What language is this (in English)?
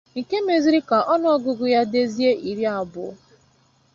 Igbo